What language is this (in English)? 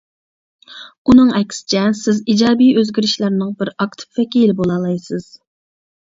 Uyghur